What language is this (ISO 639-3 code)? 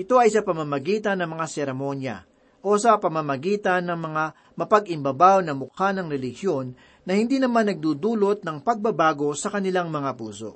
fil